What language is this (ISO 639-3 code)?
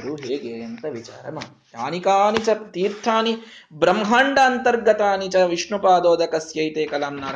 kan